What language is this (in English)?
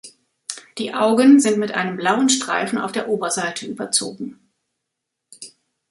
German